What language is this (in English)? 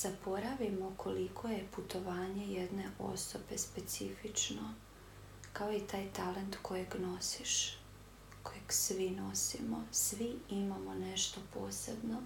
Croatian